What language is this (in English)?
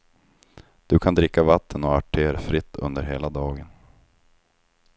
Swedish